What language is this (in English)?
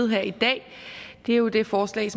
Danish